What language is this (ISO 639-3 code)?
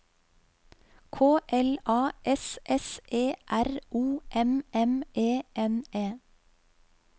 nor